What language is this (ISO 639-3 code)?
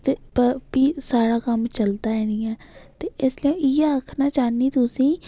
doi